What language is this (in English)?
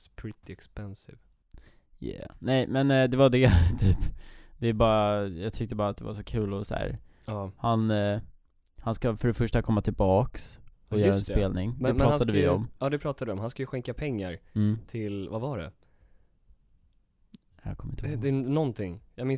Swedish